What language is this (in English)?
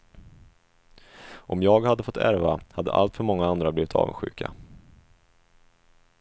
Swedish